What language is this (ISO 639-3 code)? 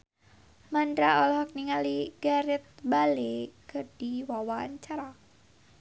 sun